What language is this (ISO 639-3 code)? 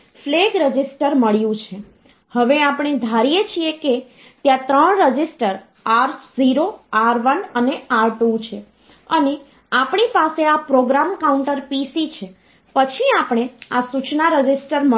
guj